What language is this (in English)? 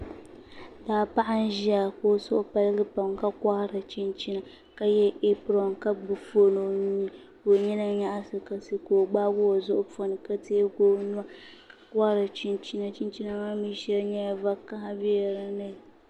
Dagbani